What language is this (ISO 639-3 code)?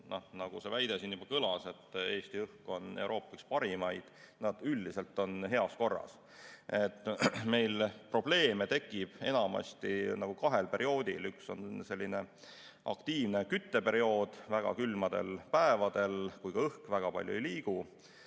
est